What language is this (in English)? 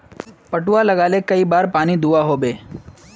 Magahi